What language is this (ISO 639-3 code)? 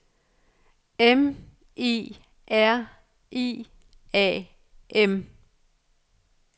dan